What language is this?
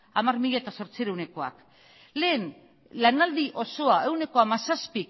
Basque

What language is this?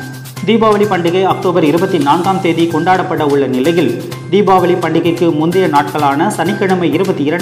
Tamil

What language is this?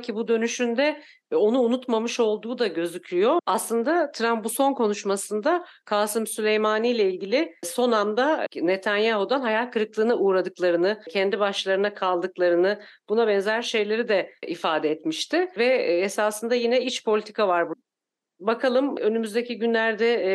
Turkish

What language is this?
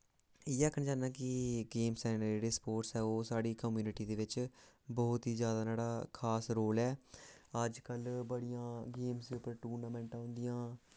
Dogri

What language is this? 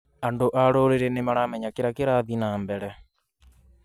Kikuyu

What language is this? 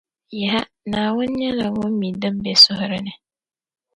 Dagbani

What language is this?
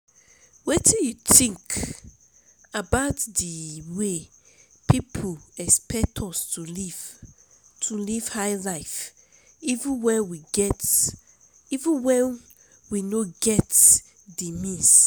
Nigerian Pidgin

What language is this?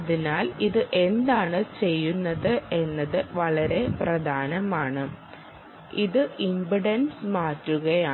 Malayalam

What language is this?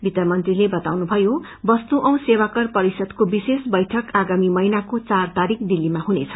Nepali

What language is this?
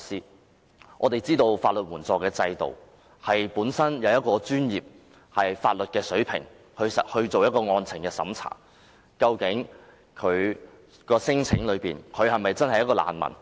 Cantonese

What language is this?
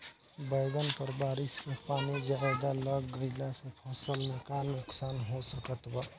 Bhojpuri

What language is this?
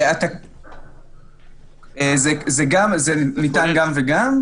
Hebrew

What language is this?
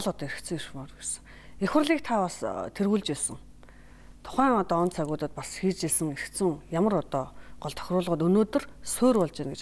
Polish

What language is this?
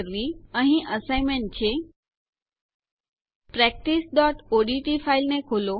Gujarati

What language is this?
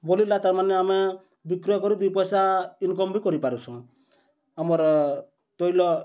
Odia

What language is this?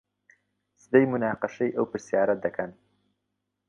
Central Kurdish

